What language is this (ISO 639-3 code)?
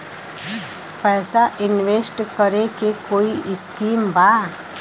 bho